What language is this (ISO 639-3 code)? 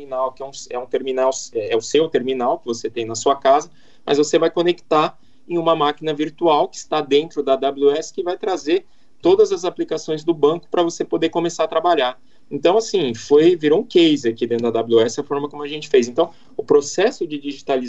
por